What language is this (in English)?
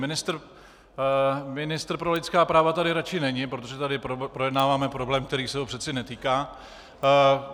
Czech